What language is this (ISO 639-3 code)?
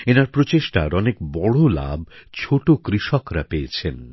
ben